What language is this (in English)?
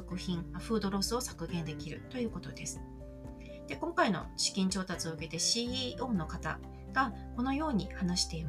Japanese